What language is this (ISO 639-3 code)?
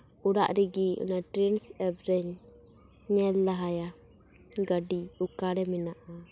sat